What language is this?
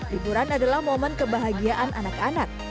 Indonesian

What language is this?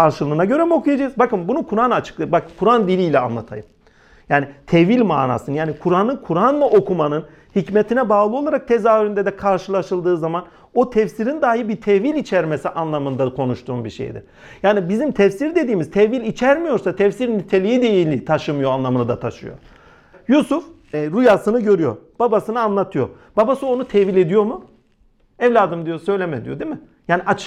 Turkish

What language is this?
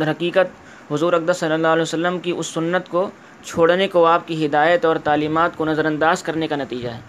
Urdu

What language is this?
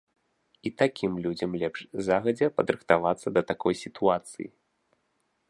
Belarusian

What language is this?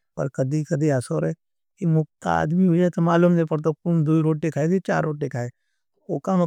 Nimadi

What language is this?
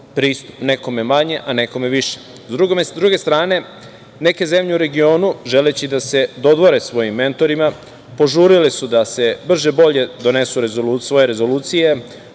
Serbian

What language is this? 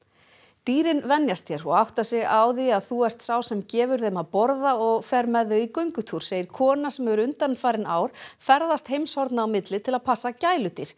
Icelandic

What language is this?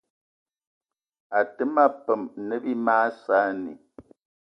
Eton (Cameroon)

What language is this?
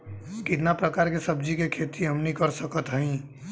Bhojpuri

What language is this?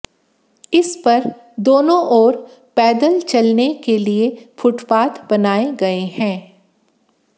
Hindi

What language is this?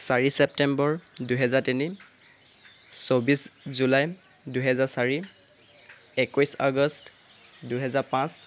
Assamese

